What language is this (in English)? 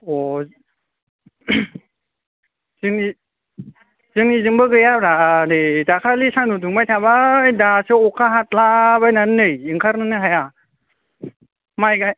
Bodo